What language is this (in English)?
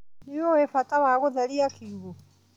Kikuyu